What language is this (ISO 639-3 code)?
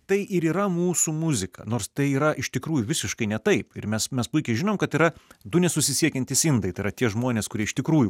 lit